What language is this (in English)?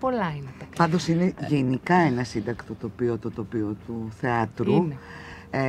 Greek